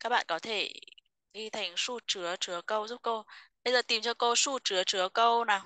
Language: Vietnamese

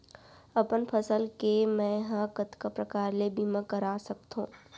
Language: Chhattisgarhi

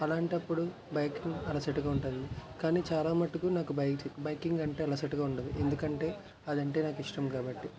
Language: Telugu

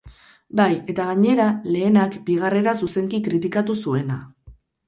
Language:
Basque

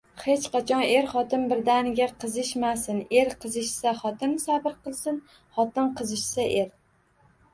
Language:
Uzbek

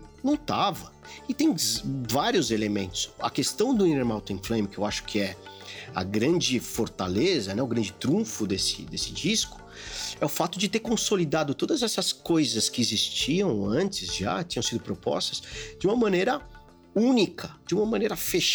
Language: Portuguese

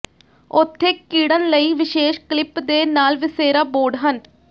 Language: Punjabi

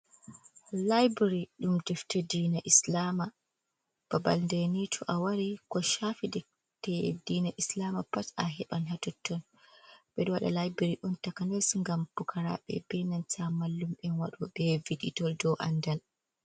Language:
Fula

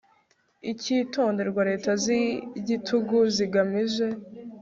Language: Kinyarwanda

